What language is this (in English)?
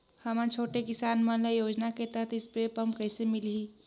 Chhattisgarhi